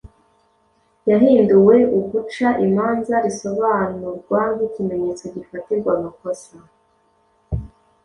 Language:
Kinyarwanda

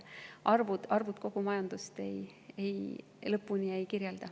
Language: Estonian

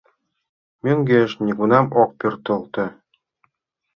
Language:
Mari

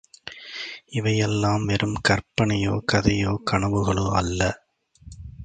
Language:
Tamil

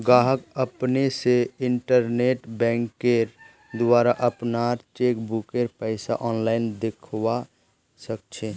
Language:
Magahi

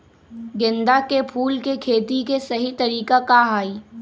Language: Magahi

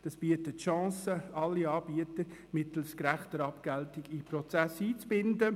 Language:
Swiss German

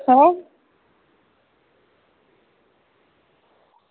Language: Dogri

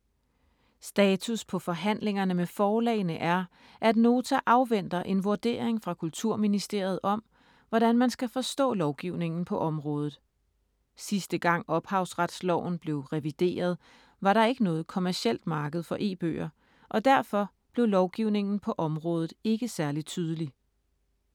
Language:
Danish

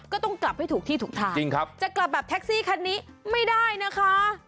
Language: Thai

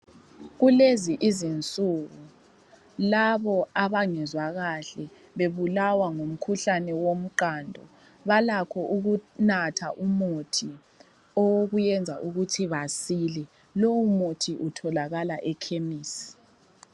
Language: North Ndebele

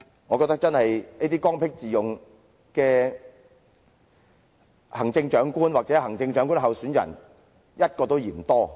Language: Cantonese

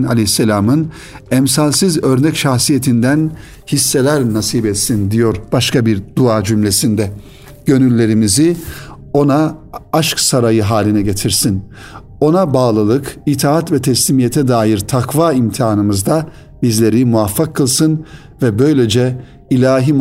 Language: Turkish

